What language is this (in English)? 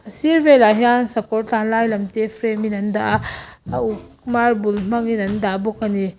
Mizo